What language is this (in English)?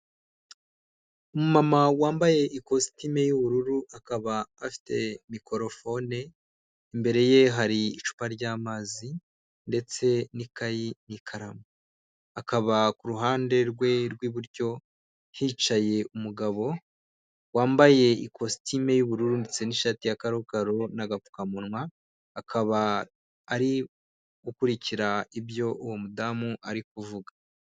Kinyarwanda